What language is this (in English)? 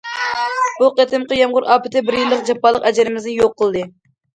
Uyghur